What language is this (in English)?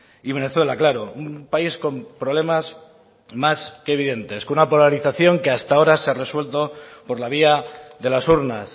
Spanish